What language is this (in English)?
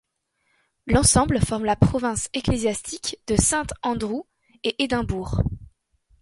French